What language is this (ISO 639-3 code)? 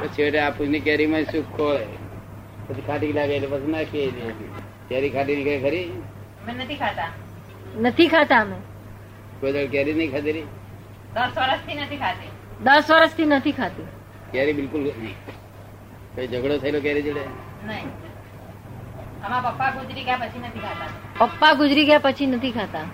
guj